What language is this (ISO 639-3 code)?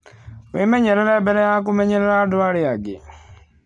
kik